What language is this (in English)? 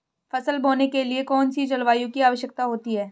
Hindi